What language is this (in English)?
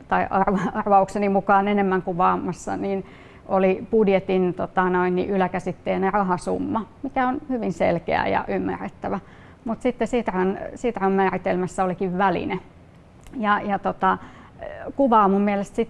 Finnish